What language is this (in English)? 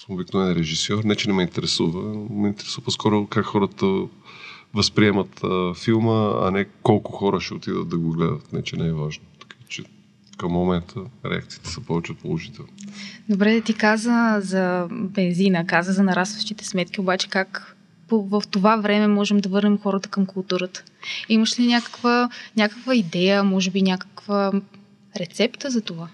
Bulgarian